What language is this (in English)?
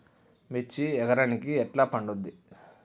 Telugu